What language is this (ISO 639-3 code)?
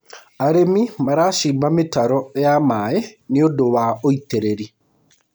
kik